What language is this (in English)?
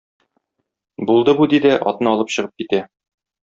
Tatar